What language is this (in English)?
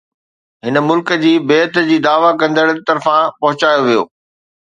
Sindhi